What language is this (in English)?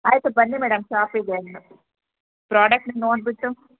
Kannada